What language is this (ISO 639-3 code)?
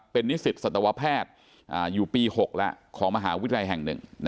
tha